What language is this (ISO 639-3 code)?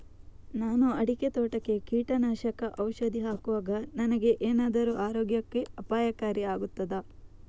kan